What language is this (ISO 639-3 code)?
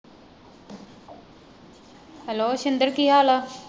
pan